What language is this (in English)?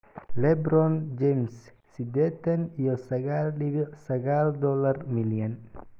Somali